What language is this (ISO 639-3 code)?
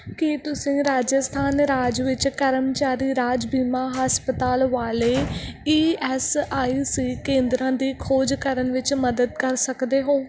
pan